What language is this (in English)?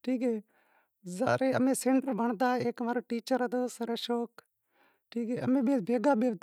Wadiyara Koli